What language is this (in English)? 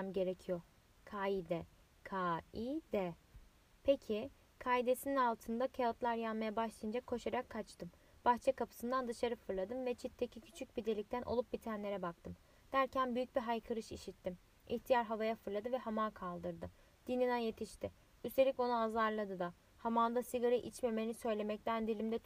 Turkish